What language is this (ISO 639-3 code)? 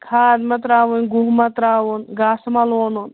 kas